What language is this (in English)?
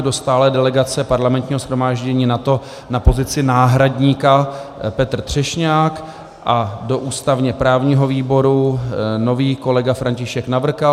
Czech